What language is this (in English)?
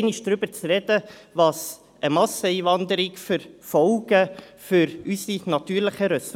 Swiss German